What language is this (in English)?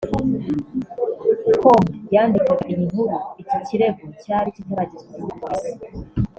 Kinyarwanda